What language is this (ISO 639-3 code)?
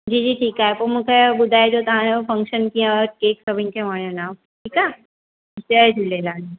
snd